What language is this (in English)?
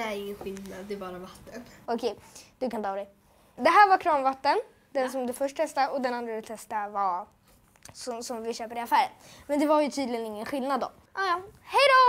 Swedish